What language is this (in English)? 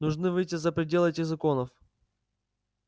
Russian